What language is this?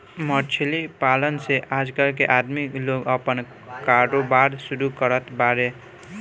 Bhojpuri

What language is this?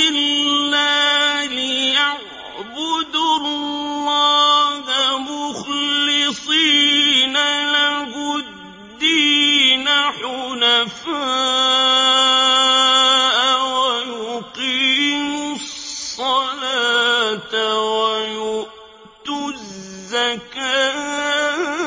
Arabic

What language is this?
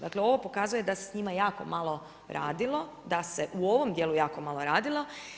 Croatian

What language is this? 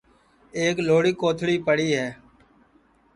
Sansi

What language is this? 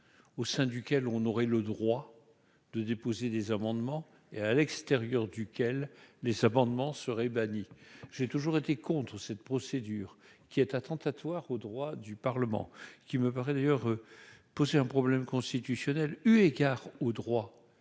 French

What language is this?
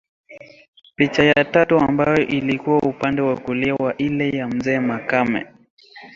Swahili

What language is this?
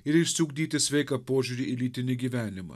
Lithuanian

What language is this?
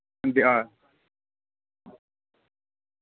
Dogri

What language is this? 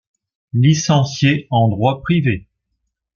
French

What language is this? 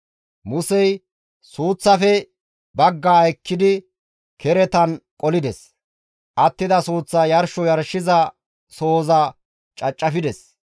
Gamo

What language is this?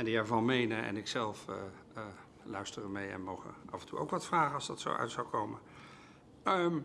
Dutch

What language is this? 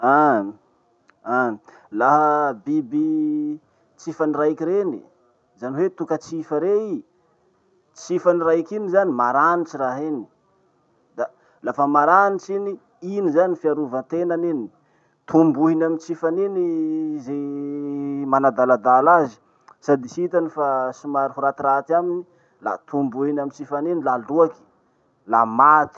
Masikoro Malagasy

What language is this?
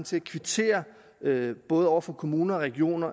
Danish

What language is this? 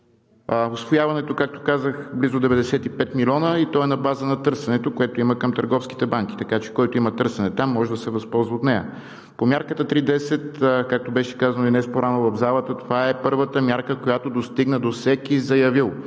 Bulgarian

